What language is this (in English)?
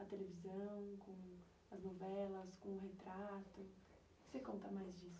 Portuguese